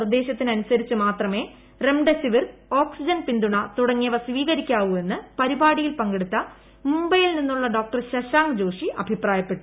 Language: Malayalam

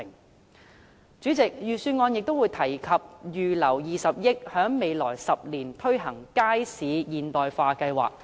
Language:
Cantonese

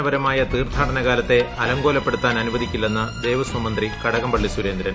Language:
Malayalam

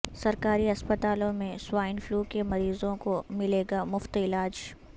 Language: Urdu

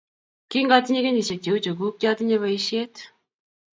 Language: Kalenjin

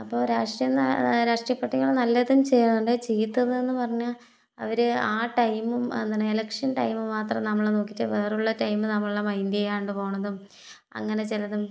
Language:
Malayalam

